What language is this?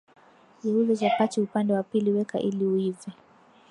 Swahili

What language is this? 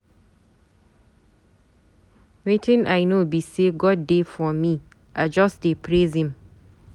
Nigerian Pidgin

